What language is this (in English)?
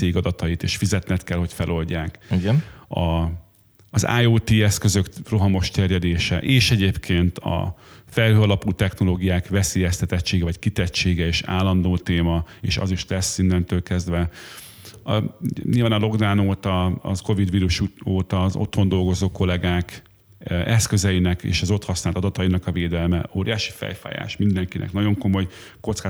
Hungarian